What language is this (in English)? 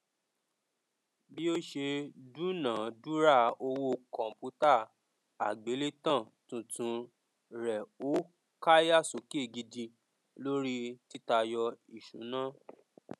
Yoruba